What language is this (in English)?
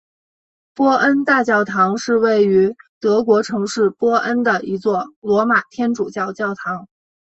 Chinese